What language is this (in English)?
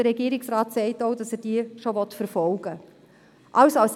Swiss German